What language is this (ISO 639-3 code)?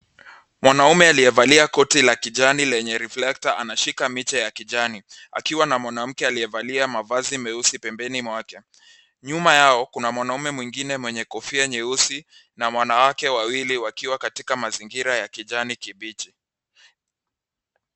swa